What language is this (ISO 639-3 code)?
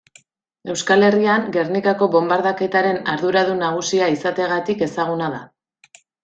eus